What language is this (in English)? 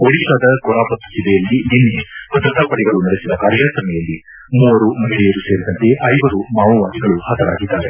Kannada